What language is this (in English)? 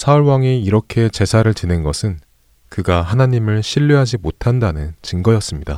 Korean